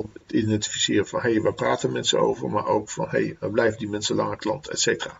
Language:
Dutch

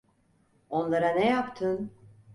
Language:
Turkish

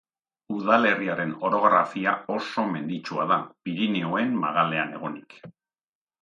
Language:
Basque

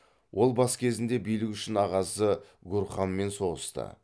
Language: Kazakh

